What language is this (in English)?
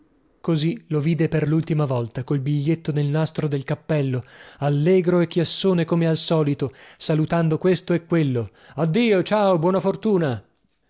Italian